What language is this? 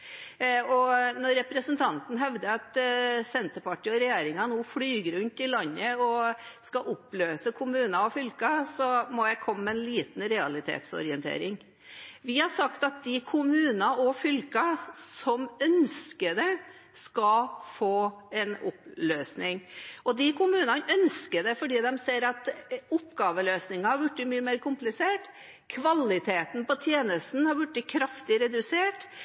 Norwegian Bokmål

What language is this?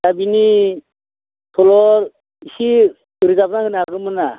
Bodo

